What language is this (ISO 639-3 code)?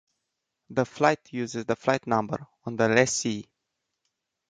eng